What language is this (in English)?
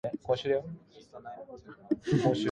Japanese